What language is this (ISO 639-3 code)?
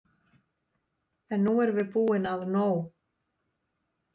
isl